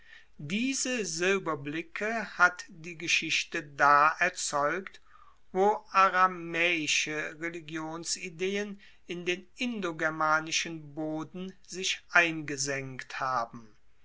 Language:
German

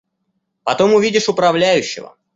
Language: Russian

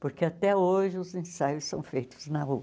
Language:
Portuguese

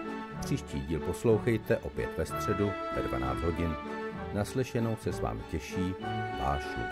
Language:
Czech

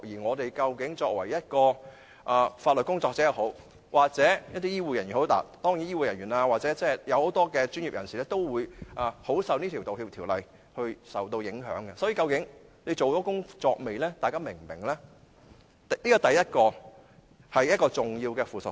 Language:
Cantonese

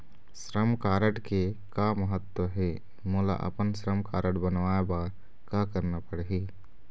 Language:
Chhattisgarhi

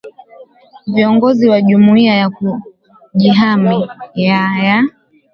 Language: Swahili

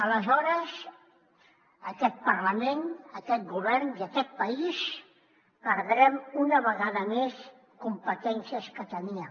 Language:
Catalan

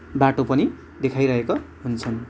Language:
Nepali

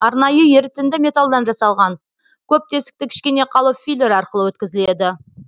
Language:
Kazakh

